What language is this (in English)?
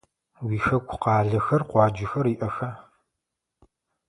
Adyghe